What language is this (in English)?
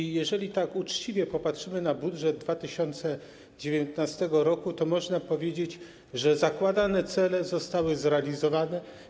Polish